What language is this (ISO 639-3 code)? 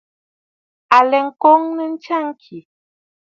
bfd